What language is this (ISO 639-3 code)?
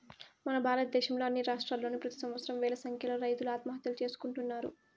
tel